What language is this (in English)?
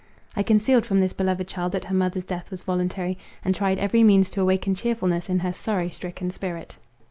English